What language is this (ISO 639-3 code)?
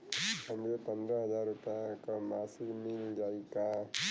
bho